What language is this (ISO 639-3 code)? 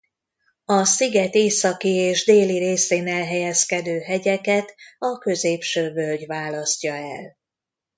hun